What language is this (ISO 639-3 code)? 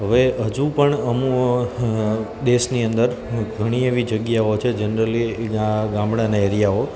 guj